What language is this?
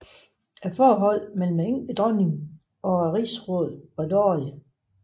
Danish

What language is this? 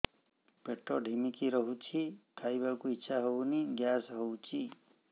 Odia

